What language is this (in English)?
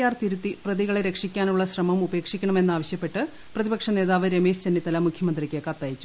Malayalam